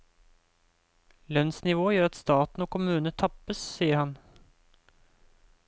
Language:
Norwegian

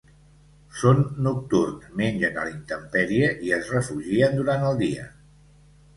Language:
Catalan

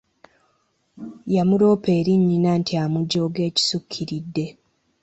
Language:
Ganda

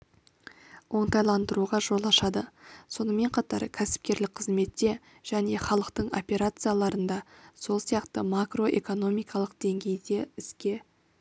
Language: Kazakh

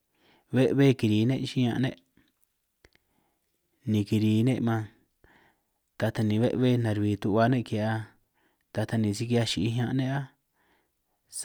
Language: San Martín Itunyoso Triqui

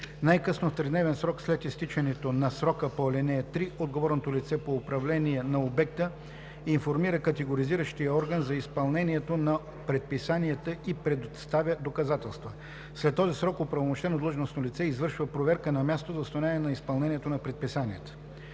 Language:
Bulgarian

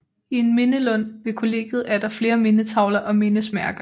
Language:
Danish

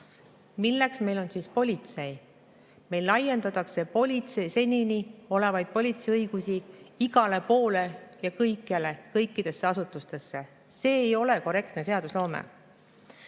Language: Estonian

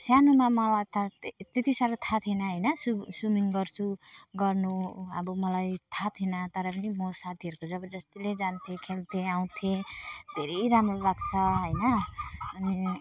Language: Nepali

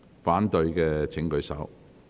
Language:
Cantonese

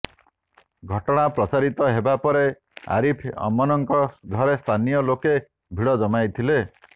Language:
Odia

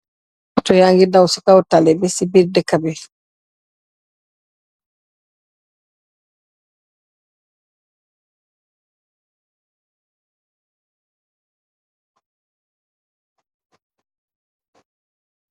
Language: Wolof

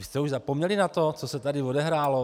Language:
Czech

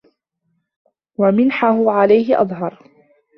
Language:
Arabic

